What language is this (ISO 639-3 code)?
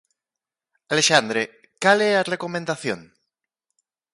glg